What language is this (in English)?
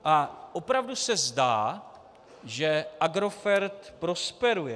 Czech